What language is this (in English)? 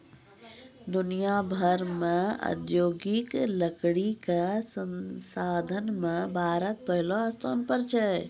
Maithili